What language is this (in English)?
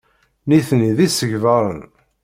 Kabyle